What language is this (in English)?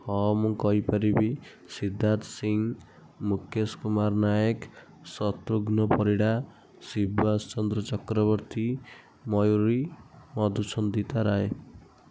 Odia